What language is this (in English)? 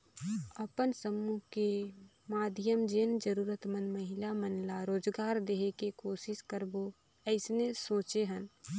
Chhattisgarhi